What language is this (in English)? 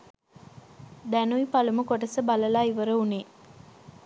Sinhala